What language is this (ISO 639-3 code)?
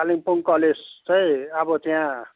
nep